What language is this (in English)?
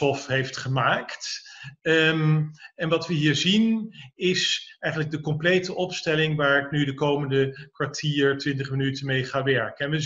Dutch